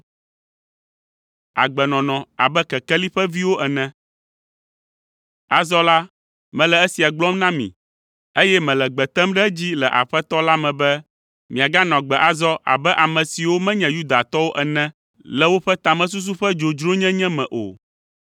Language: Ewe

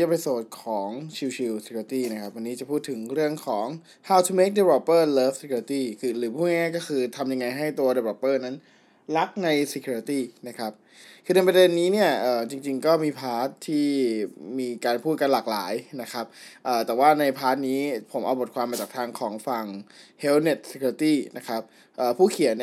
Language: Thai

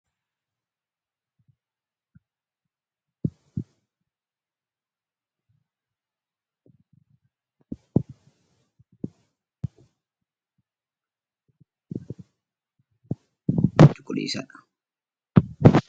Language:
Oromo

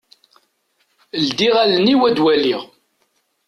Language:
Kabyle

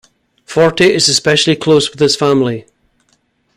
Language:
English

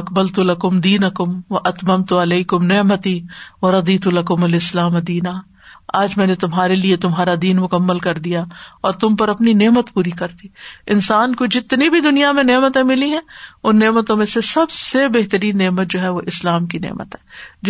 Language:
Urdu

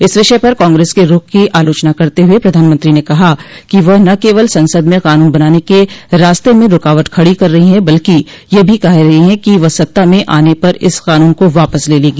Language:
Hindi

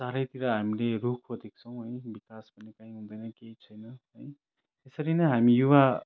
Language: Nepali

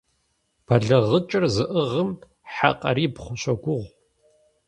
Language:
Kabardian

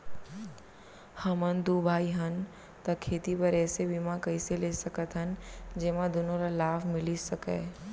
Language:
Chhattisgarhi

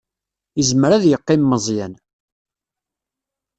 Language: Kabyle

